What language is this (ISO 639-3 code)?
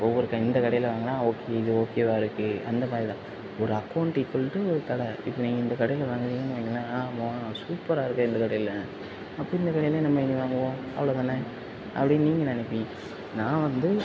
tam